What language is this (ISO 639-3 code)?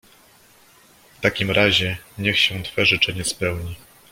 pol